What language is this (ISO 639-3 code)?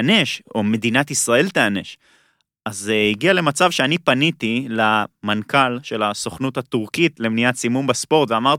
heb